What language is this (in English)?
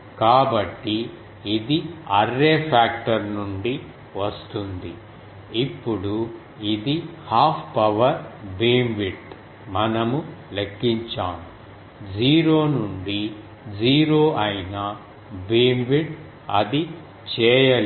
Telugu